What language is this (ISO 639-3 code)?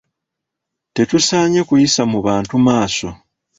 lug